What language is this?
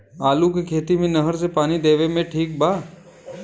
Bhojpuri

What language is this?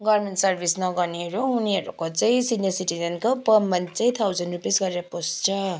Nepali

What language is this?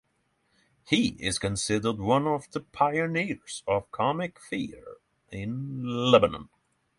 English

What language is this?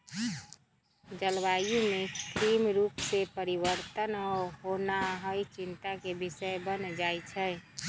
Magahi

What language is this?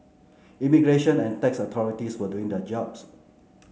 English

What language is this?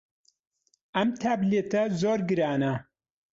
Central Kurdish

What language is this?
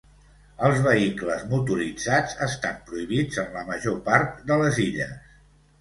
Catalan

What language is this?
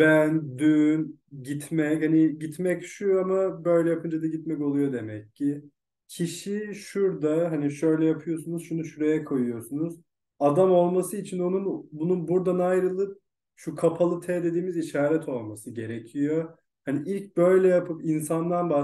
Turkish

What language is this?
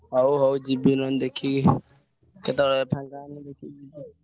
Odia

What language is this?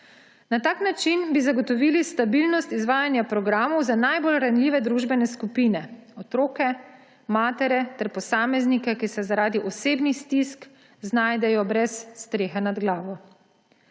Slovenian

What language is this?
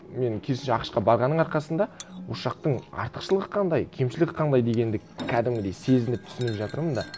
Kazakh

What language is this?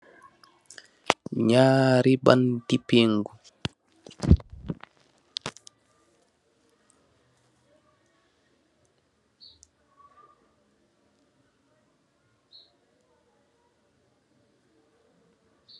Wolof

